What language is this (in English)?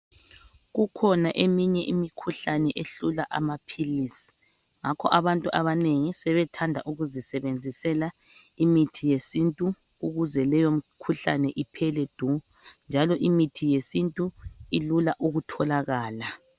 North Ndebele